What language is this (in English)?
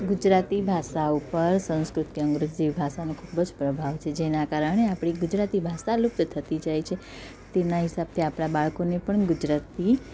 Gujarati